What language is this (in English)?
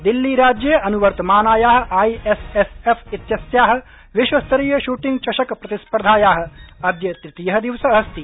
Sanskrit